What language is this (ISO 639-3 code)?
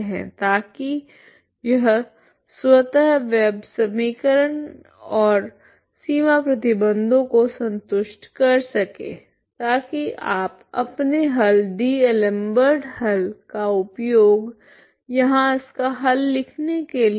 hin